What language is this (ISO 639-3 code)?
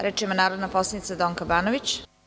srp